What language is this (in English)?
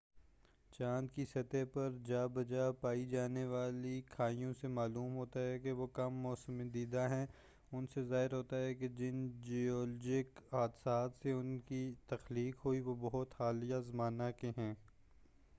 Urdu